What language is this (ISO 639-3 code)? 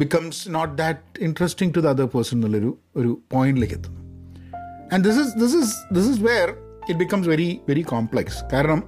mal